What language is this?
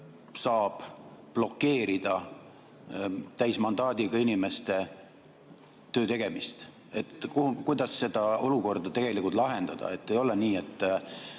Estonian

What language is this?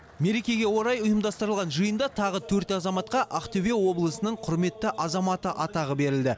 Kazakh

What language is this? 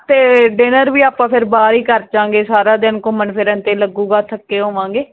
Punjabi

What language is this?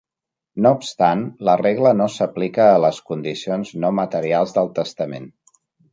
Catalan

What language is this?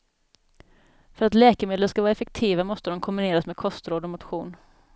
Swedish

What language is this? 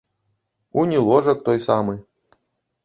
Belarusian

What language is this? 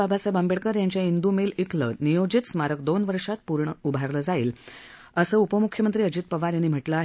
Marathi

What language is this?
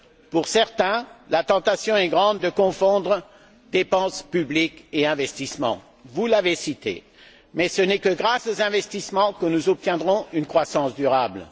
French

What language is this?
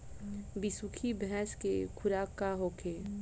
Bhojpuri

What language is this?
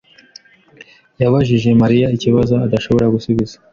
Kinyarwanda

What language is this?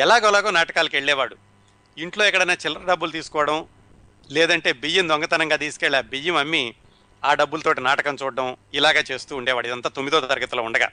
Telugu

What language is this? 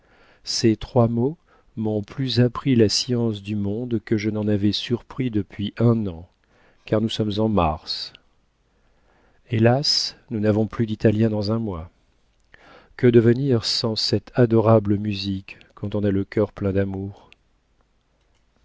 French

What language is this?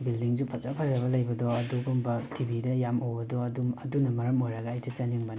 Manipuri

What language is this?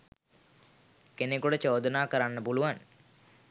Sinhala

